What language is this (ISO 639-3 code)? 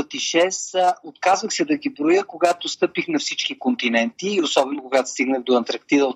bul